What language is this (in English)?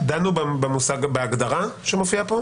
Hebrew